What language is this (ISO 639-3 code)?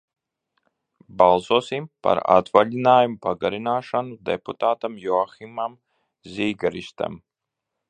lav